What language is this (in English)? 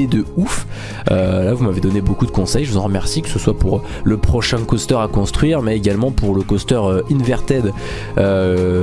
French